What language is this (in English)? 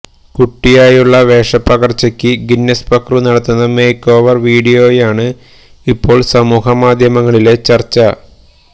Malayalam